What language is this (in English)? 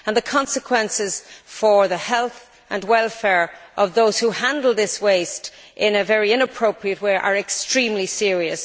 English